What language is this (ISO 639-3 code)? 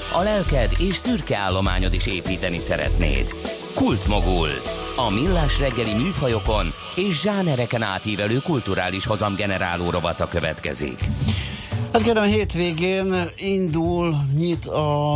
hun